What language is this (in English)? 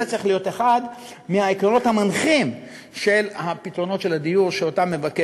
Hebrew